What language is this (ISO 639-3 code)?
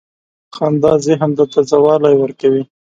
pus